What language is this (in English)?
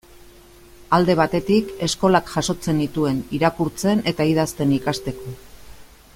Basque